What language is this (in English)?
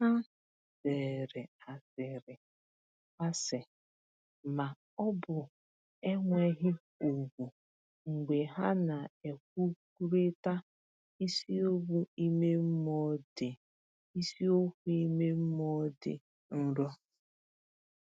Igbo